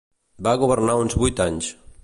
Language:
Catalan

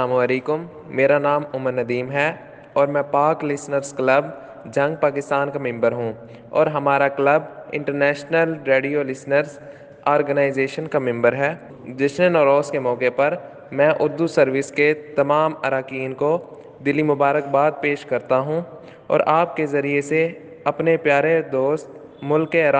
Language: Urdu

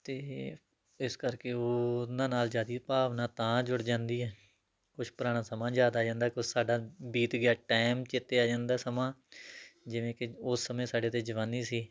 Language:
Punjabi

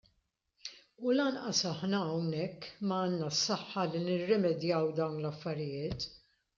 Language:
Maltese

